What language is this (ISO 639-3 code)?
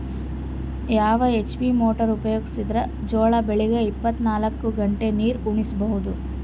kan